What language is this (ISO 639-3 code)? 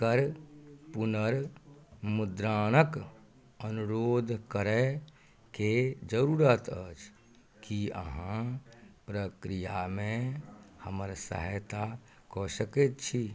mai